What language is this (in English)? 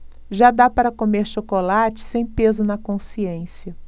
Portuguese